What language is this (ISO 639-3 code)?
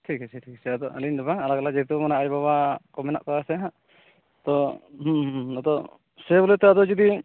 sat